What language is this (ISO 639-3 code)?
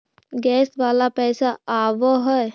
mag